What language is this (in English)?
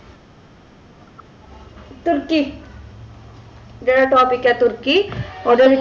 Punjabi